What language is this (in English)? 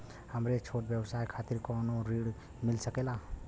Bhojpuri